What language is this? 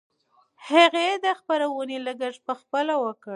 Pashto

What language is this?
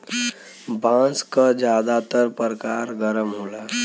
Bhojpuri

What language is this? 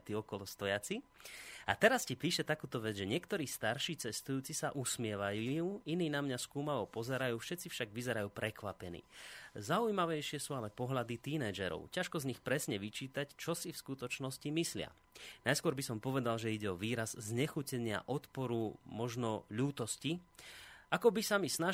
Slovak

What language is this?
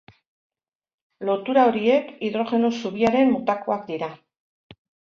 Basque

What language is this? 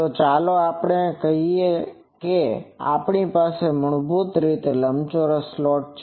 Gujarati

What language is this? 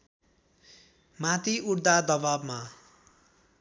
Nepali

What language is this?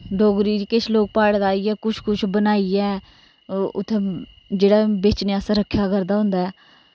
Dogri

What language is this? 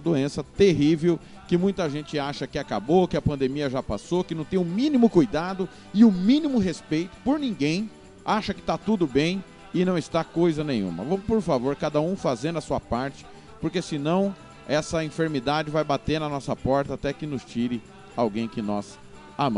Portuguese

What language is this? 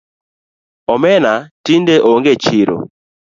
Luo (Kenya and Tanzania)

